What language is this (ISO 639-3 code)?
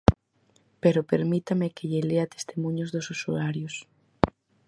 glg